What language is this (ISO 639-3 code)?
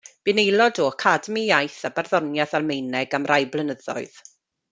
cym